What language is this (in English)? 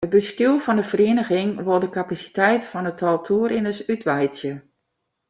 Western Frisian